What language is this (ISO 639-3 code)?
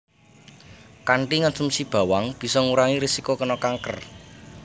jav